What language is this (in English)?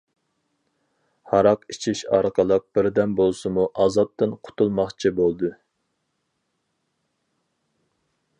Uyghur